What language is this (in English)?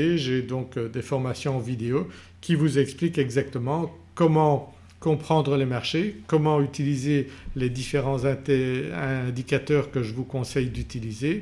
French